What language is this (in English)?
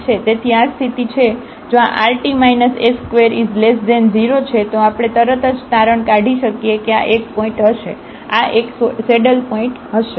Gujarati